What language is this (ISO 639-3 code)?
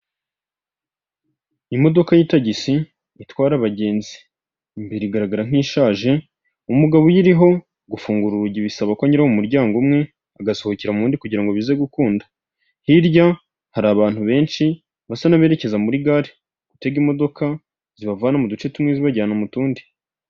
kin